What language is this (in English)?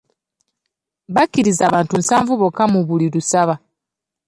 Ganda